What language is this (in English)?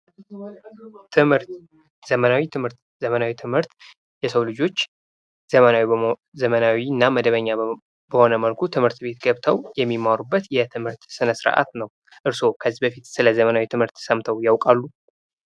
Amharic